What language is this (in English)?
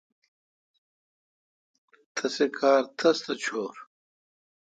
Kalkoti